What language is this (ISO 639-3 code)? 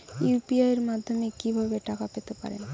ben